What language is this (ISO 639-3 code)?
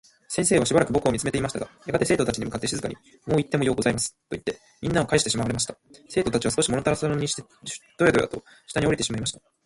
jpn